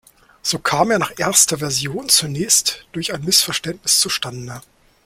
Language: German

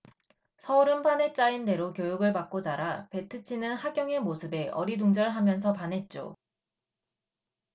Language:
Korean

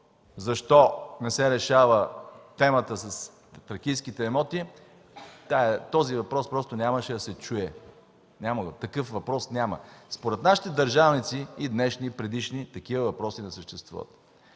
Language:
Bulgarian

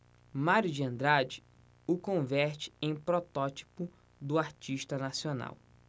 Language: Portuguese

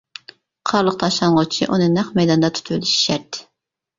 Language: Uyghur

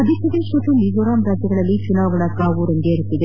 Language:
Kannada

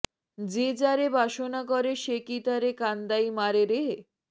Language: Bangla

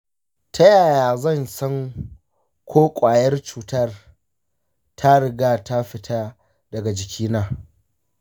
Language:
Hausa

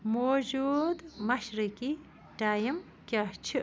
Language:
Kashmiri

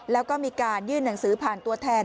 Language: Thai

